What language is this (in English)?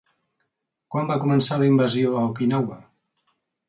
Catalan